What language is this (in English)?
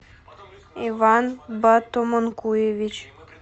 Russian